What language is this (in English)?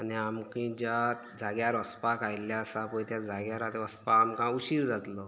Konkani